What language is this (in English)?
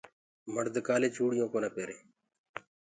Gurgula